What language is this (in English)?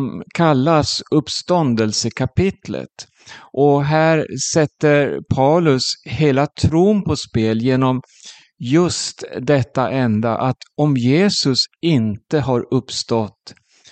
Swedish